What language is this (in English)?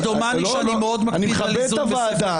Hebrew